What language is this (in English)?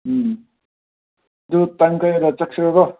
Manipuri